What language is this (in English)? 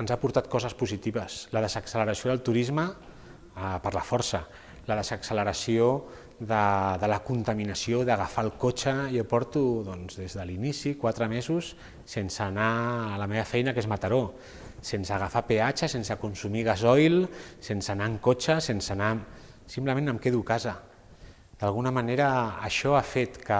Catalan